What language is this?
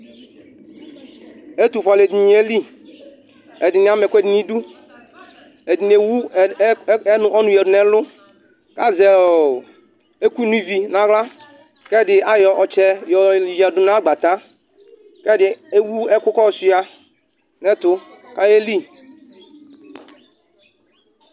Ikposo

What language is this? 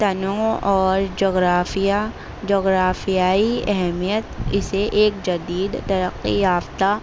Urdu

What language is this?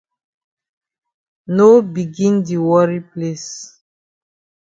Cameroon Pidgin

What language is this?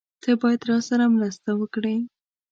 Pashto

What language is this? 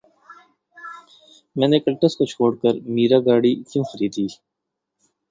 Urdu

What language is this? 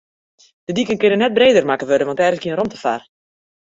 Western Frisian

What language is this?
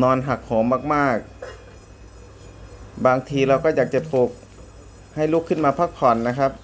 Thai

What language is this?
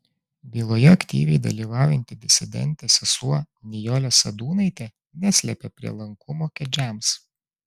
Lithuanian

